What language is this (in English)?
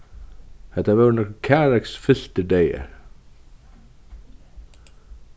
Faroese